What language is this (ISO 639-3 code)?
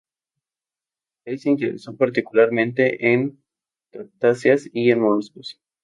spa